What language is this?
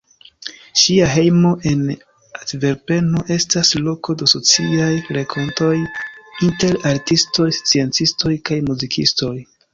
Esperanto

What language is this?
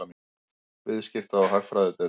Icelandic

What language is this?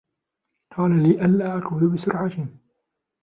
Arabic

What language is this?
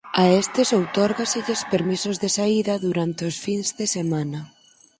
Galician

